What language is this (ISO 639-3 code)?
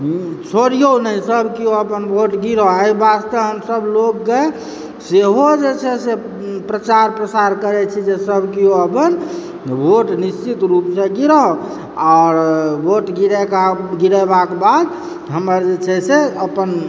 mai